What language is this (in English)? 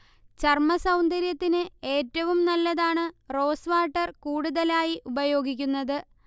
Malayalam